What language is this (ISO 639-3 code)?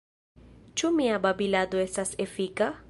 epo